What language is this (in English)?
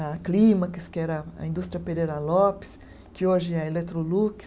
Portuguese